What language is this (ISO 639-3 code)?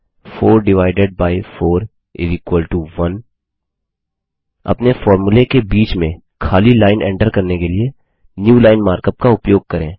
hin